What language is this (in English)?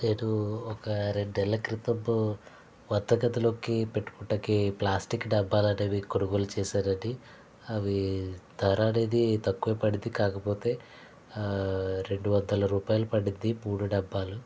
Telugu